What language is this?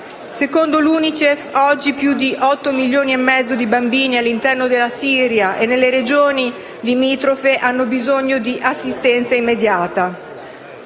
Italian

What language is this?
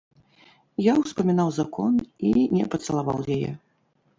Belarusian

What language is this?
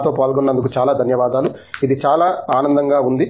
Telugu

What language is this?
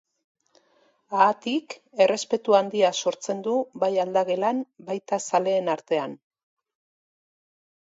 Basque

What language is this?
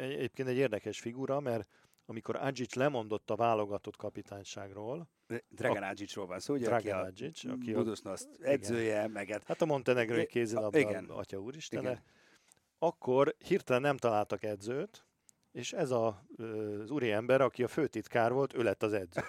Hungarian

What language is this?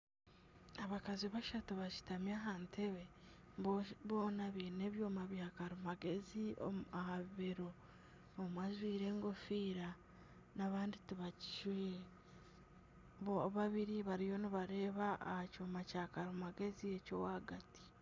Nyankole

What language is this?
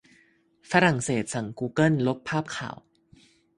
Thai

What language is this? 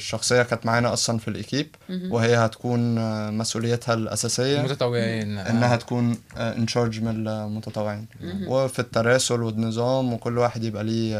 Arabic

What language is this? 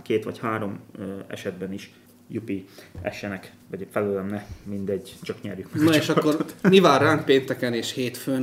Hungarian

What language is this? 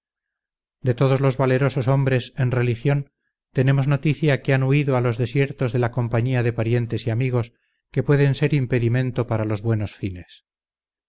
Spanish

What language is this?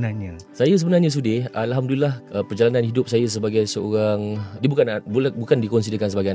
Malay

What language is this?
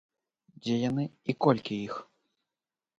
Belarusian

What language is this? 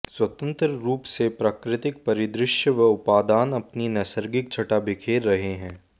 Hindi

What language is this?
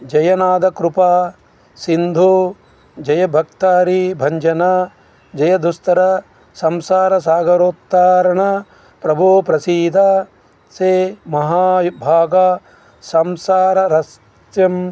Telugu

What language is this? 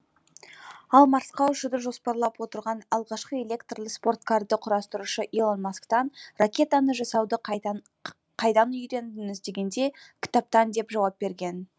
Kazakh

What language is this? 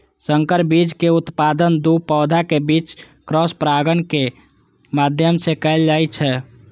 Maithili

